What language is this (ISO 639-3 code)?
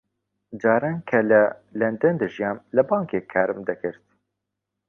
ckb